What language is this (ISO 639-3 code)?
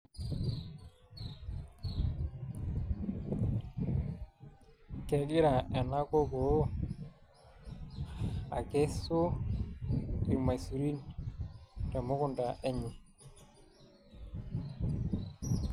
mas